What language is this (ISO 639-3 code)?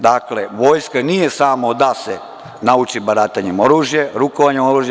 srp